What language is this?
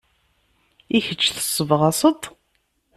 Kabyle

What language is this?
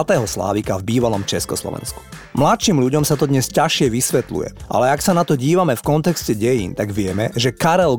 Slovak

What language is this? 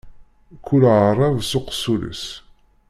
Kabyle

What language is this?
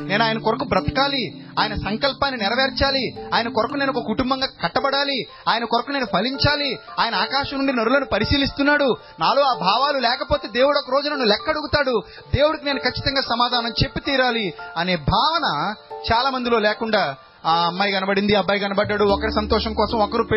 Telugu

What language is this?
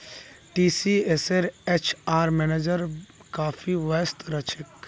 Magahi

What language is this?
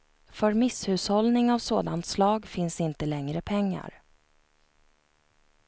Swedish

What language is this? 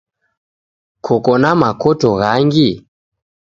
Taita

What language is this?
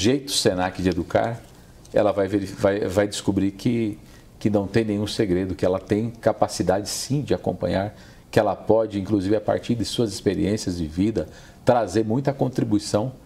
Portuguese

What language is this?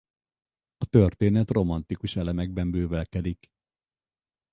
Hungarian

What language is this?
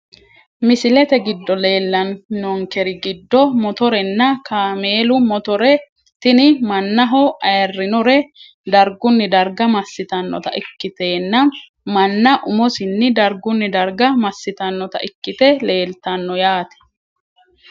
Sidamo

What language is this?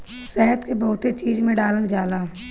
Bhojpuri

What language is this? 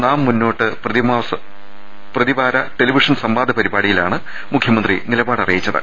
Malayalam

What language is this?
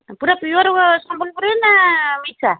Odia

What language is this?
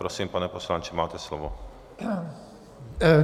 Czech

